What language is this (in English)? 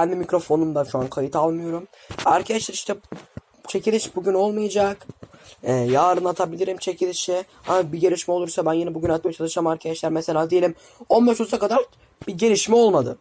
Turkish